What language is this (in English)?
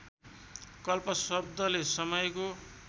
Nepali